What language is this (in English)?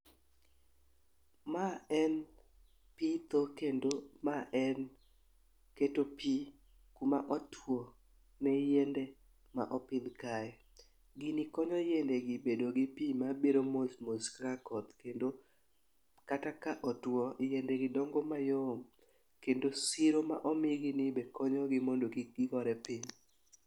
Luo (Kenya and Tanzania)